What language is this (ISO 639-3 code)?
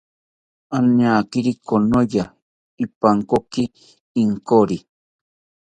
cpy